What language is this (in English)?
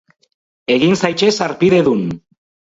Basque